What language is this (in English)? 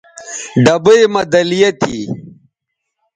Bateri